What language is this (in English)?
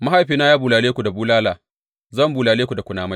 Hausa